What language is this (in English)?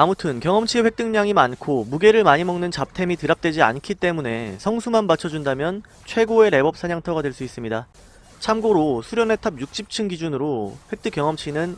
Korean